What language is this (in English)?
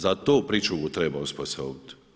Croatian